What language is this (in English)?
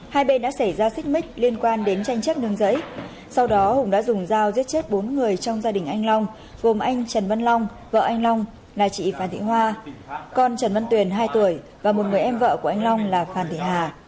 Vietnamese